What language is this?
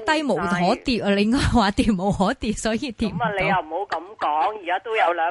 Chinese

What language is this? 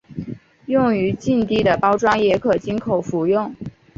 Chinese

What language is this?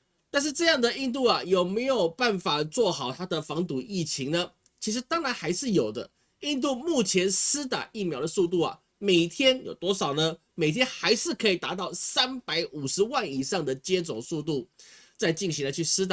Chinese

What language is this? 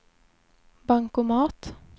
Swedish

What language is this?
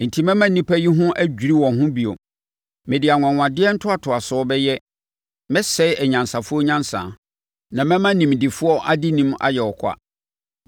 Akan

